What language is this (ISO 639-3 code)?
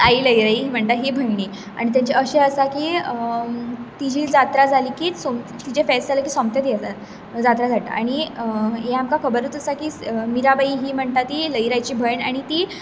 kok